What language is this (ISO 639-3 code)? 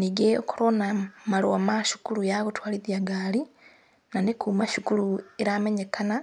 kik